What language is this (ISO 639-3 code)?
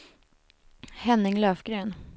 swe